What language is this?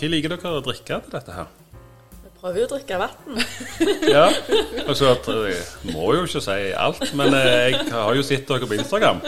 Danish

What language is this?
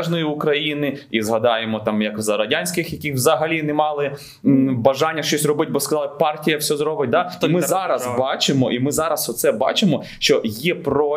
Ukrainian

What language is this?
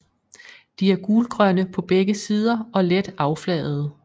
Danish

